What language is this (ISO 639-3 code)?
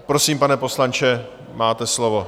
ces